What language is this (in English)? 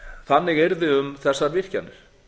Icelandic